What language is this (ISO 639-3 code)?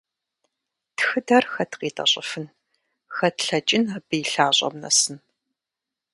kbd